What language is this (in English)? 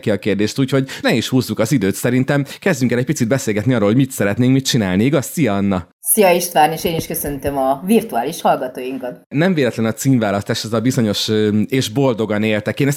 Hungarian